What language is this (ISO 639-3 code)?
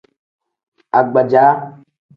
kdh